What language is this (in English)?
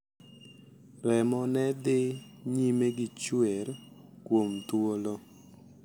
Luo (Kenya and Tanzania)